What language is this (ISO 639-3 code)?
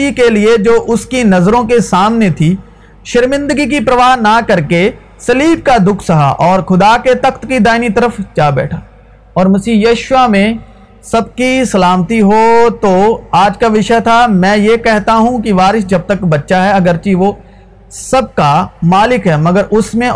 urd